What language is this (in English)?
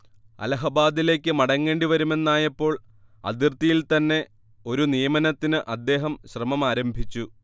Malayalam